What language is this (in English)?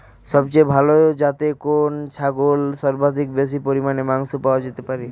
Bangla